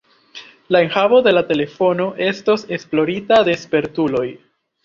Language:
Esperanto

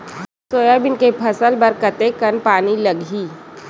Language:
Chhattisgarhi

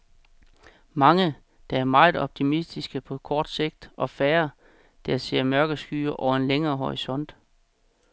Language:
Danish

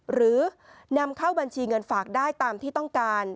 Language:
Thai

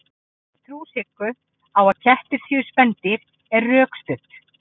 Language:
Icelandic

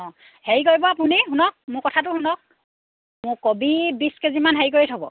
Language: Assamese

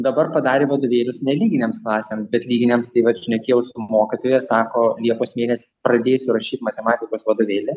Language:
Lithuanian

